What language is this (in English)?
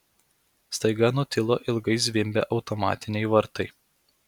Lithuanian